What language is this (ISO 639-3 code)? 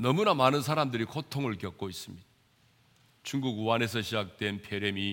kor